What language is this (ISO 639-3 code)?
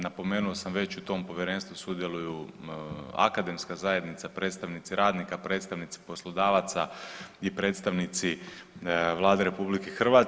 hrv